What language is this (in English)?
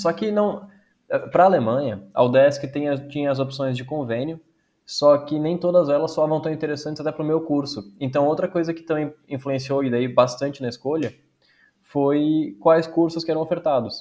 Portuguese